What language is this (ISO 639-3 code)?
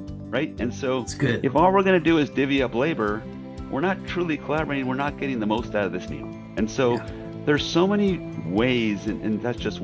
eng